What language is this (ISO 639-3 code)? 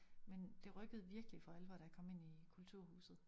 dan